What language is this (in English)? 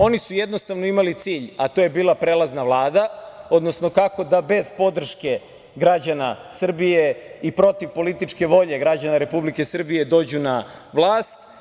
Serbian